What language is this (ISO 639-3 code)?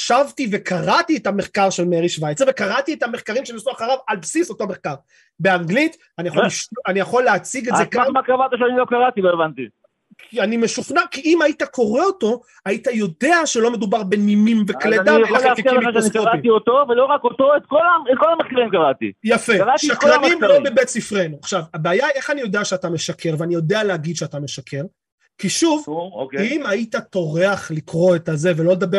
heb